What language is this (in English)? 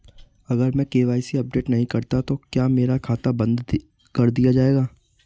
Hindi